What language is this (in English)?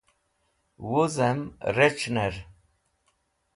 Wakhi